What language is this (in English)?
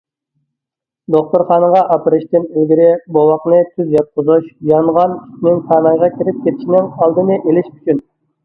Uyghur